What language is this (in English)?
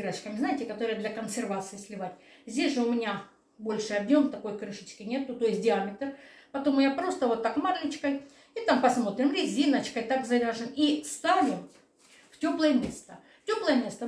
Russian